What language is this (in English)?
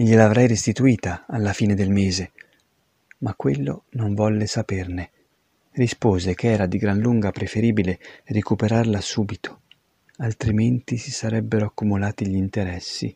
Italian